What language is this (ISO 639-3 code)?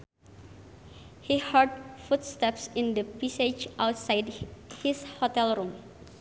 sun